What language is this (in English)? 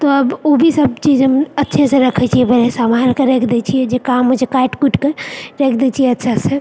Maithili